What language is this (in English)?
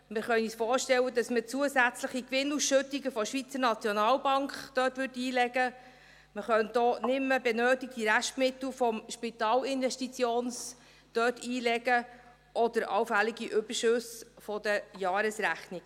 Swiss German